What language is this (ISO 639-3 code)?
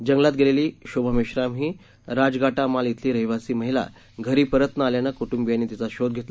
mar